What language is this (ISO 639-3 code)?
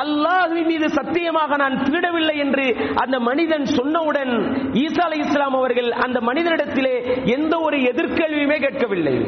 tam